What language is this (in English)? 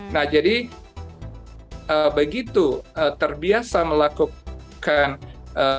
Indonesian